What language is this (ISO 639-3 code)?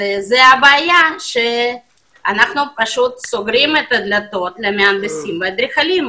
heb